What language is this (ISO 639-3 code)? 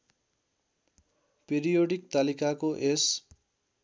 nep